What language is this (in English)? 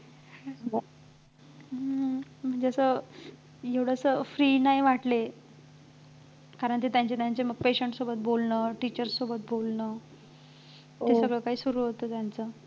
Marathi